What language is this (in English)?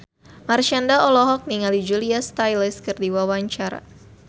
Sundanese